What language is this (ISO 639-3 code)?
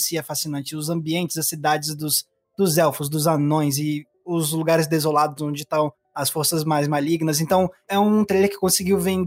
por